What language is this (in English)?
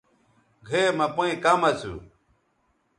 Bateri